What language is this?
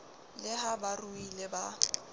Southern Sotho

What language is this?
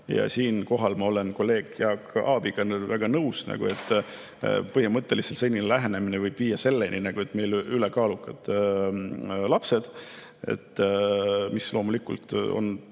Estonian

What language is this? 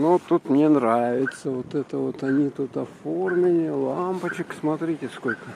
Russian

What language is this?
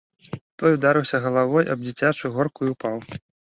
Belarusian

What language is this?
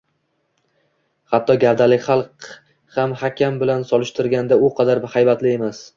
Uzbek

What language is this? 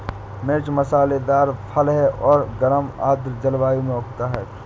Hindi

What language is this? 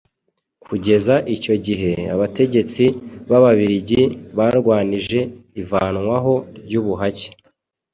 Kinyarwanda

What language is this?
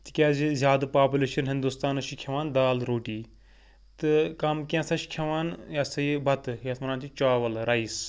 Kashmiri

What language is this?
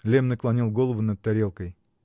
Russian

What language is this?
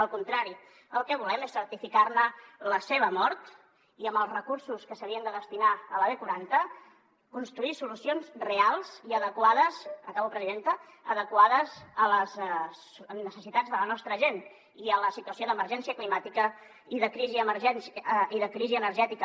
Catalan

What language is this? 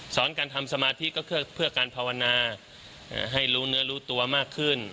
Thai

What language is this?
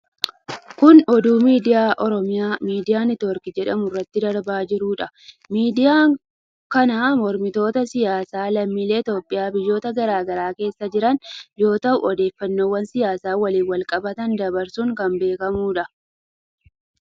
Oromo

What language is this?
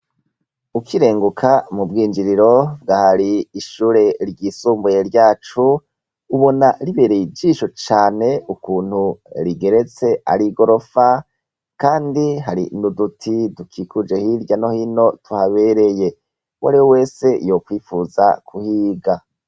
Rundi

